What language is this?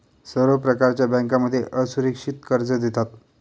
Marathi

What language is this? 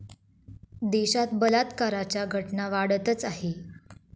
Marathi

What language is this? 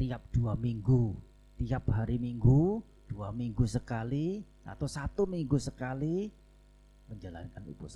Indonesian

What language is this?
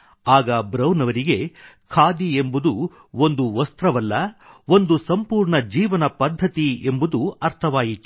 Kannada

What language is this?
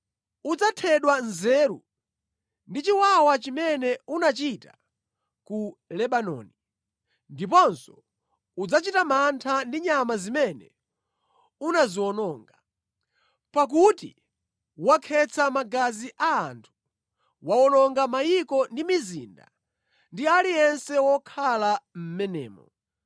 Nyanja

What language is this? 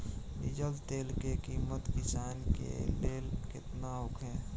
Bhojpuri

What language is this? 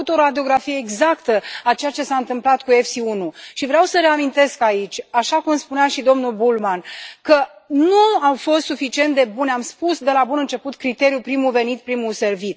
Romanian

